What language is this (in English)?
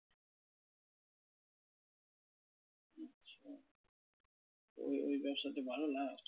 Bangla